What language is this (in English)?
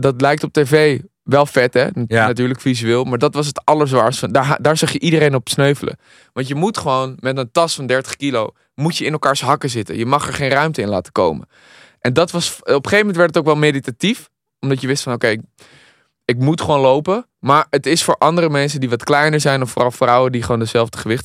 Dutch